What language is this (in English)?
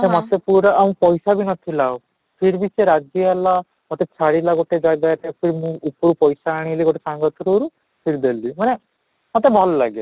Odia